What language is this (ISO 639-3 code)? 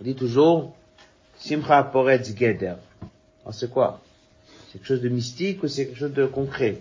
fra